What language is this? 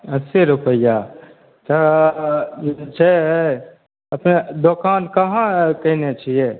Maithili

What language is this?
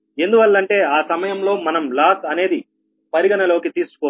Telugu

